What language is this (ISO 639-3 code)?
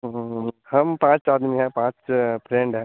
hin